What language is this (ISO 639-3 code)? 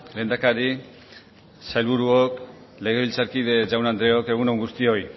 eus